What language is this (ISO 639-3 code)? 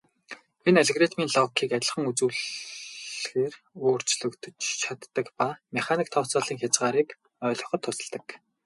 mon